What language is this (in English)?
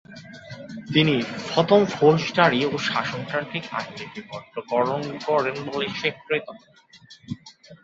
Bangla